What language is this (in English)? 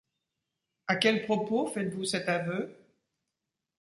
French